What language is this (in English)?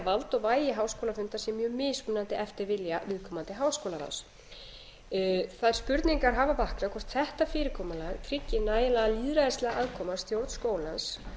Icelandic